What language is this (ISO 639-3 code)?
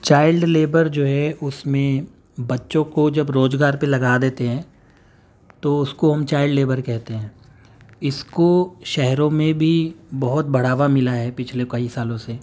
urd